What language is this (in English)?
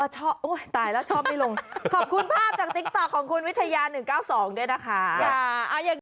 Thai